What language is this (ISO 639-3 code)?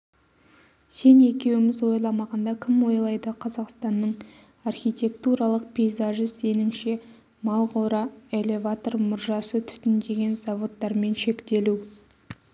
kaz